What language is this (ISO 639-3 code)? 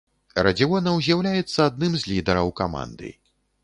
bel